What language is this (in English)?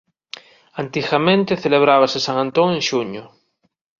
Galician